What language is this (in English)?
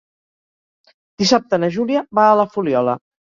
Catalan